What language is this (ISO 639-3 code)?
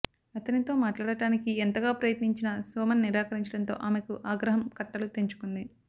tel